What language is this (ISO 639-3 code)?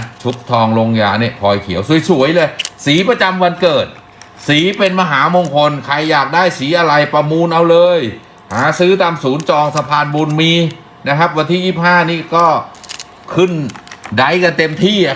tha